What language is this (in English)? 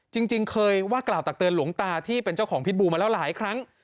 Thai